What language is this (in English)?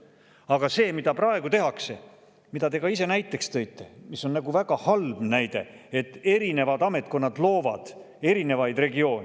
Estonian